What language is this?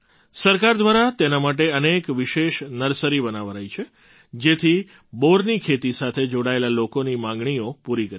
Gujarati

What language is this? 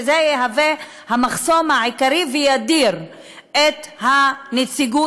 Hebrew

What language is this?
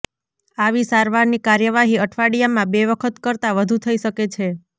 Gujarati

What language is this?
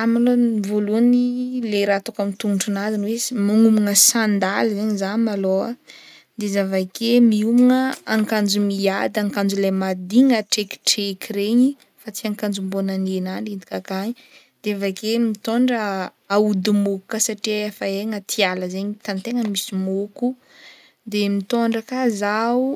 Northern Betsimisaraka Malagasy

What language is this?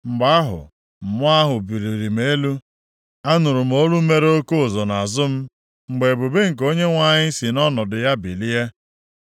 Igbo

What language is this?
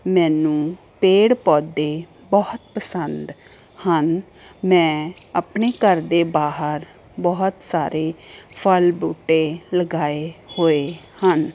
Punjabi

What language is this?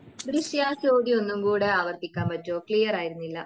Malayalam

